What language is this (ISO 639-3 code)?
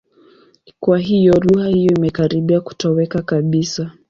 swa